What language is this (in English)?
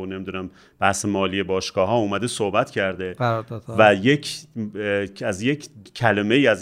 Persian